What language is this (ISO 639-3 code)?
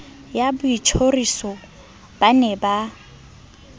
sot